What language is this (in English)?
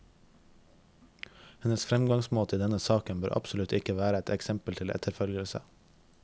Norwegian